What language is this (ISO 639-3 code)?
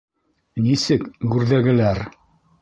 bak